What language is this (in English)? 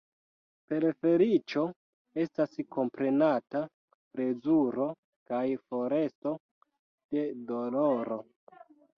Esperanto